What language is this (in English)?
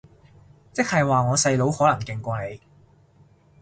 Cantonese